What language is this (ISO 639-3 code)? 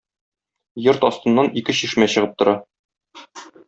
tat